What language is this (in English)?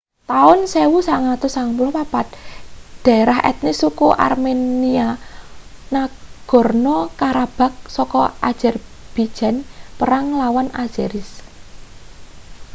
Javanese